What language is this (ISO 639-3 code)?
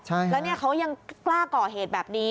tha